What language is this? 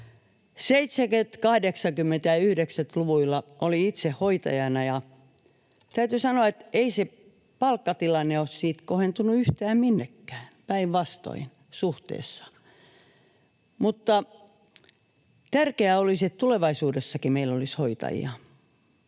Finnish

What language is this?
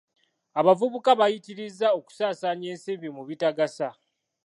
Ganda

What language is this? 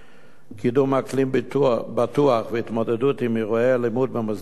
Hebrew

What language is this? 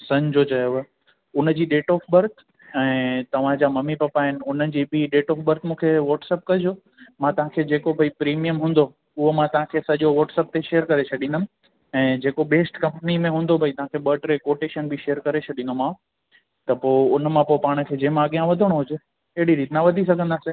Sindhi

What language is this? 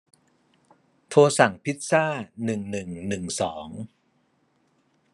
Thai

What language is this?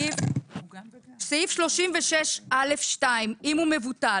Hebrew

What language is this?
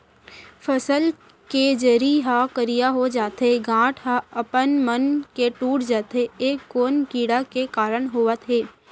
Chhattisgarhi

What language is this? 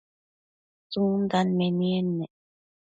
Matsés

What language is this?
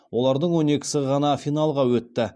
Kazakh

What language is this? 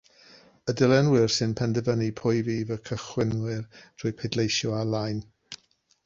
Welsh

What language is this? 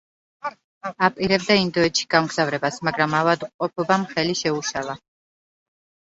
Georgian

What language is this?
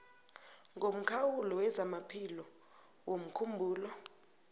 South Ndebele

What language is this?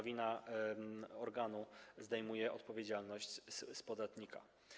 Polish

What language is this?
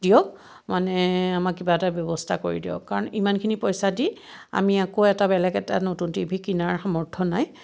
Assamese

